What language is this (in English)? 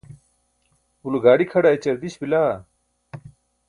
Burushaski